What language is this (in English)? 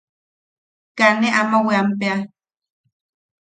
Yaqui